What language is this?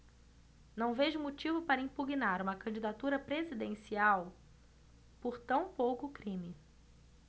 Portuguese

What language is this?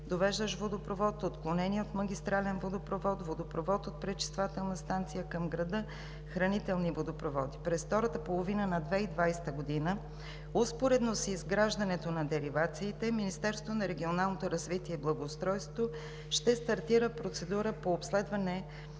Bulgarian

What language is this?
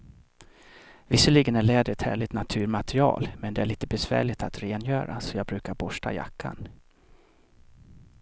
Swedish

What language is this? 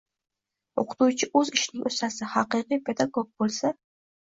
Uzbek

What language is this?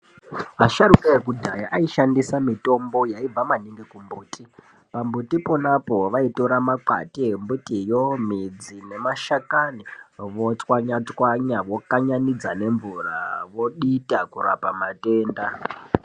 Ndau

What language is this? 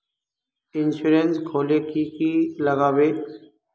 Magahi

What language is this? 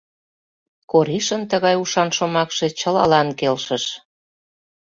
Mari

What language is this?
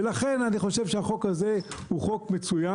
Hebrew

